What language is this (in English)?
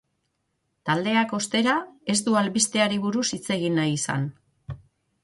Basque